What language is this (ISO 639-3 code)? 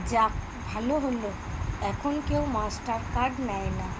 ben